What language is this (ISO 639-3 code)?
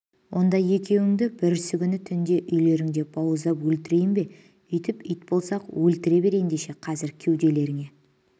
kaz